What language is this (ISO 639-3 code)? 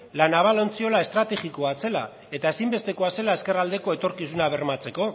eus